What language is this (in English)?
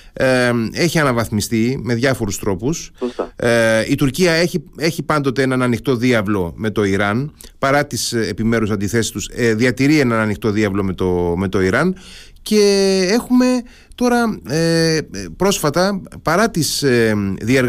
Greek